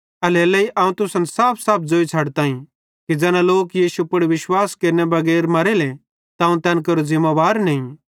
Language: Bhadrawahi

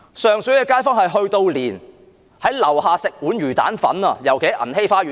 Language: Cantonese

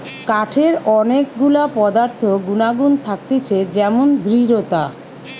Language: Bangla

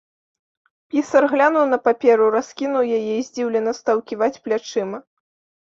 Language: Belarusian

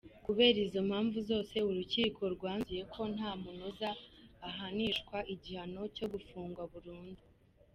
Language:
Kinyarwanda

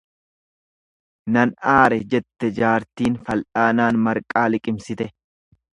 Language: Oromo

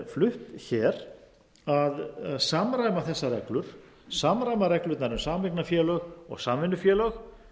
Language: Icelandic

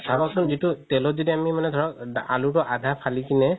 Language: Assamese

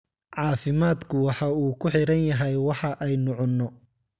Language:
Somali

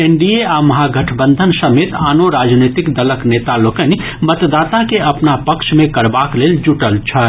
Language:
Maithili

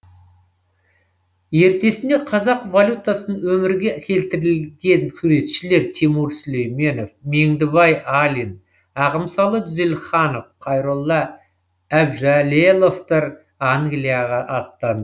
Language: Kazakh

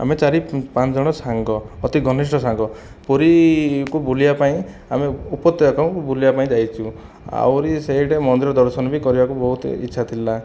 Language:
Odia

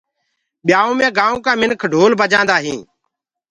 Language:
Gurgula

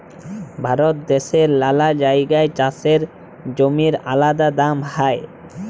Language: Bangla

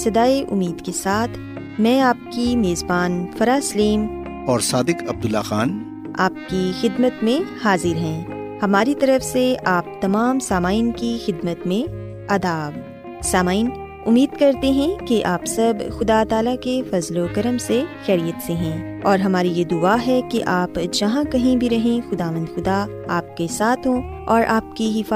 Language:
Urdu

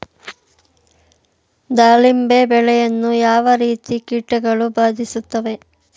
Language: Kannada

